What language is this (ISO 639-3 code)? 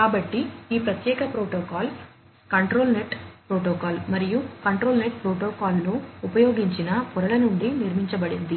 tel